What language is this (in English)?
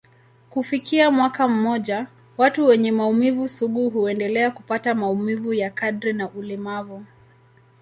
Swahili